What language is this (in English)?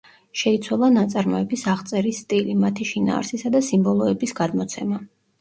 Georgian